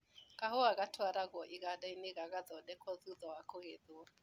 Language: Kikuyu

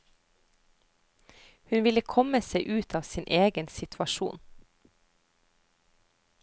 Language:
Norwegian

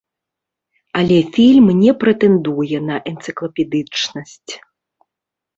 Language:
Belarusian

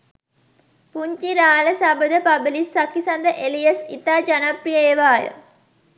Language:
Sinhala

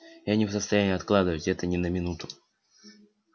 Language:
Russian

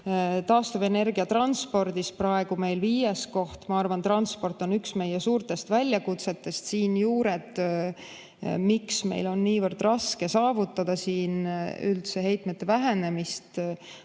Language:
Estonian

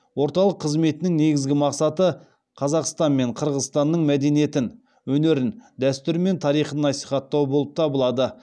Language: Kazakh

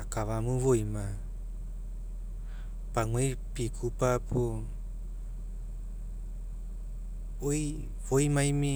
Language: Mekeo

